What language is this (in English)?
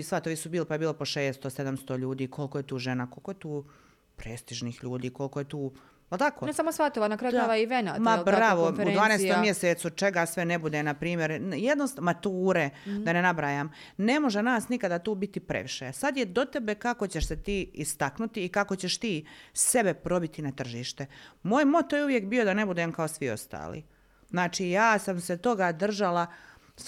Croatian